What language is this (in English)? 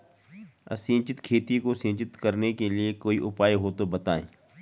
Hindi